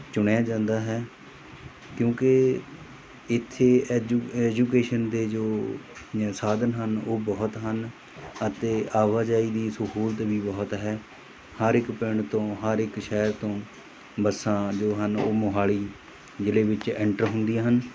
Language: Punjabi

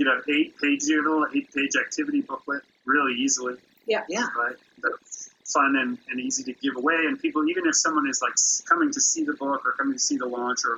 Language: English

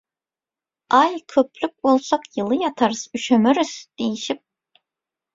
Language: Turkmen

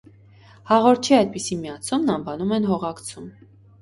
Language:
Armenian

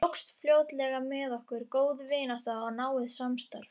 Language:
Icelandic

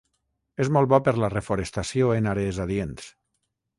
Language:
Catalan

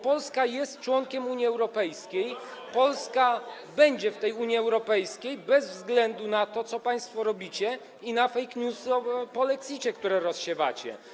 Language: Polish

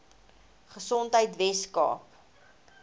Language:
Afrikaans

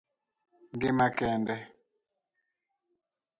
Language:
Luo (Kenya and Tanzania)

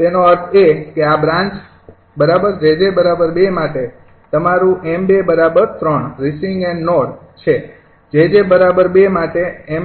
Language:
Gujarati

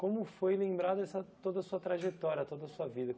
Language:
Portuguese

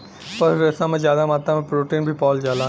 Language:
Bhojpuri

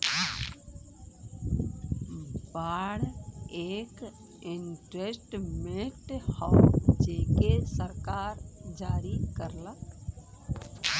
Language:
Bhojpuri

